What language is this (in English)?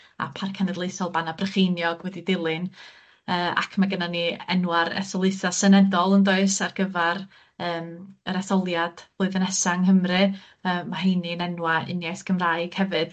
Welsh